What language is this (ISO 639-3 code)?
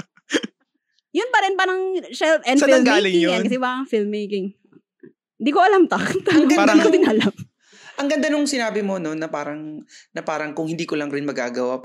fil